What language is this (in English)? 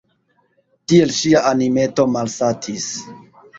Esperanto